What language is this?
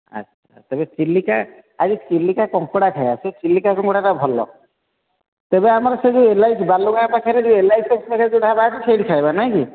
Odia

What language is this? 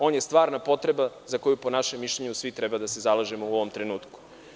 Serbian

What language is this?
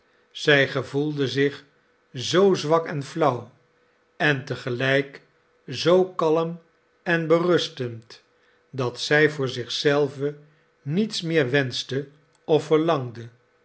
Dutch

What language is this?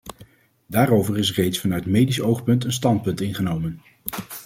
Dutch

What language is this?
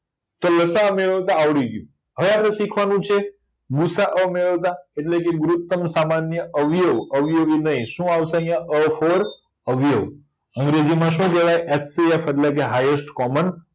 Gujarati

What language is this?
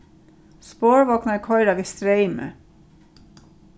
Faroese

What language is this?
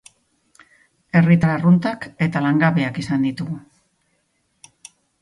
Basque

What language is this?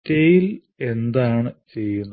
Malayalam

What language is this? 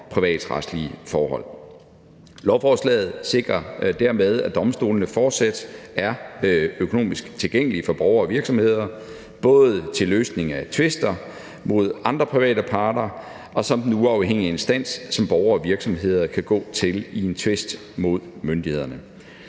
Danish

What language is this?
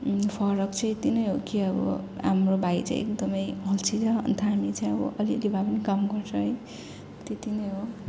Nepali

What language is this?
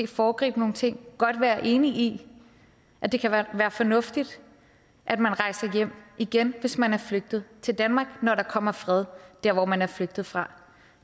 Danish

